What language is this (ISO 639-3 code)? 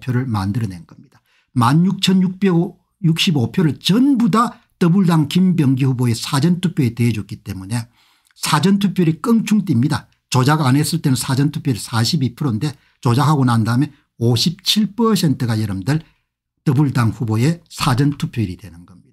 kor